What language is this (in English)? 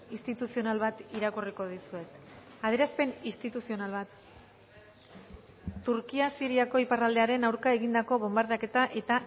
Basque